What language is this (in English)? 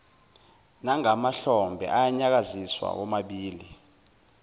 Zulu